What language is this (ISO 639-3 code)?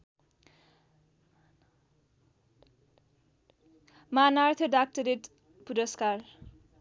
nep